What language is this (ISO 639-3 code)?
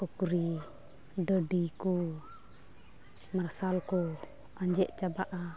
sat